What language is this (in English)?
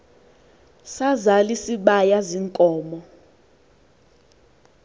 Xhosa